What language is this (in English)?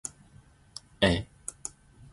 Zulu